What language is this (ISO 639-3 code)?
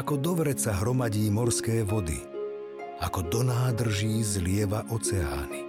slk